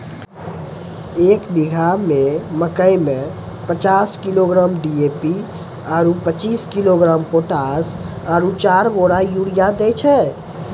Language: Maithili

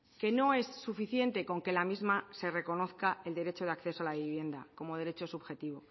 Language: Spanish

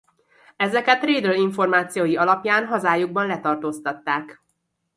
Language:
Hungarian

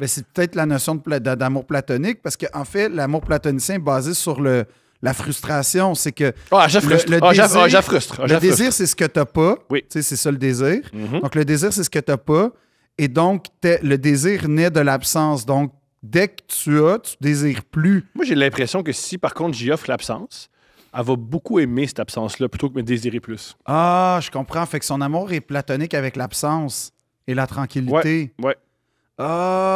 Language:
French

